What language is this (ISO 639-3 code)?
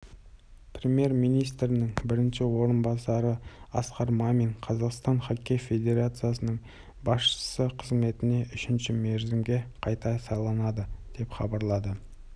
kaz